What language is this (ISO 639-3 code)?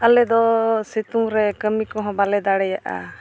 sat